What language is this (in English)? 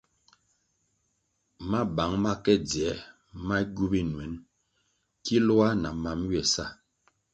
Kwasio